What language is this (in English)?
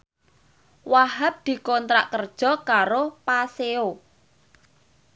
Javanese